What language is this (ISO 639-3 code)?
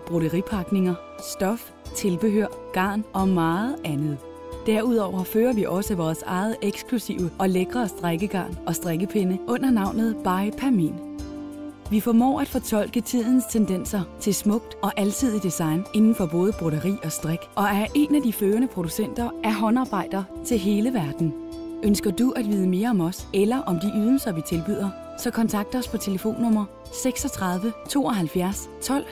dan